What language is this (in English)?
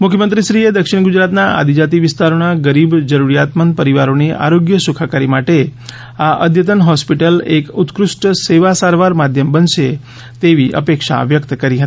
Gujarati